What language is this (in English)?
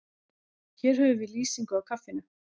Icelandic